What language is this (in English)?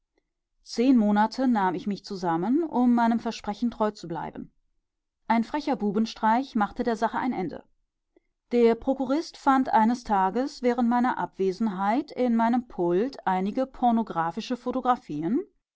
German